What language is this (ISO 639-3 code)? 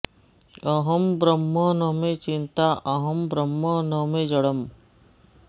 san